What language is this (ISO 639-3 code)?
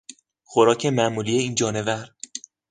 fas